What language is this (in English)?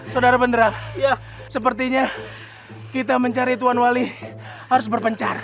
Indonesian